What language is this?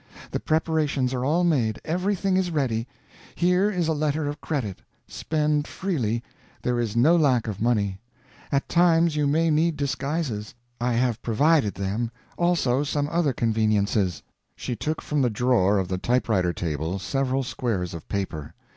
English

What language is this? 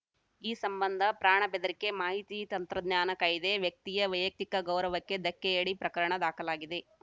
Kannada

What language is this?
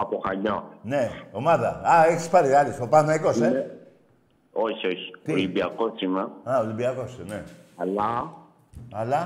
Greek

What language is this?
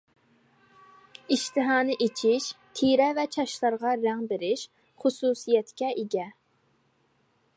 Uyghur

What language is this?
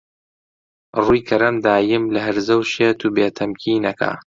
Central Kurdish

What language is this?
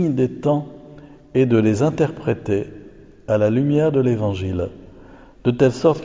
French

